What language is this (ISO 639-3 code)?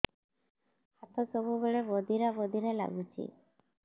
ori